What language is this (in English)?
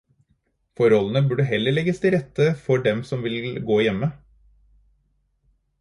Norwegian Bokmål